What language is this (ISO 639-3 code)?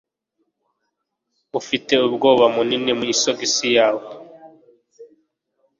kin